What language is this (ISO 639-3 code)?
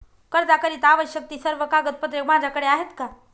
mar